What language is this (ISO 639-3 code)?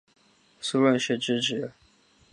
zho